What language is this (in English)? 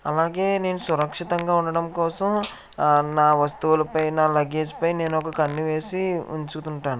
Telugu